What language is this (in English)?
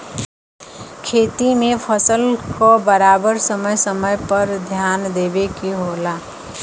Bhojpuri